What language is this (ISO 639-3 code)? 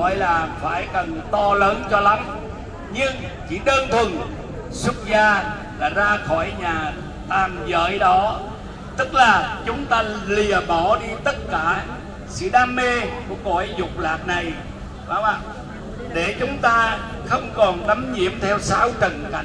vie